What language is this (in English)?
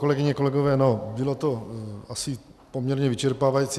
Czech